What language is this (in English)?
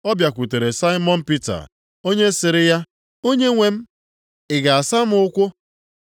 Igbo